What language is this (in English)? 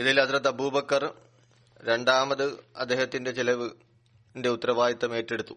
Malayalam